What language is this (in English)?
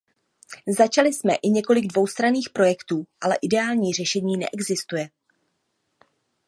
Czech